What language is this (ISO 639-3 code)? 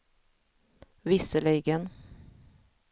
swe